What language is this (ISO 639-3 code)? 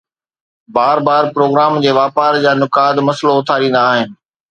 snd